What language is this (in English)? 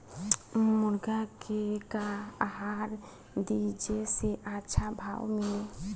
Bhojpuri